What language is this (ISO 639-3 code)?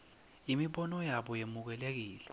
ssw